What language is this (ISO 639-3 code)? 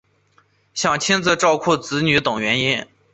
zho